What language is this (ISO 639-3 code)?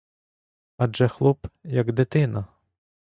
ukr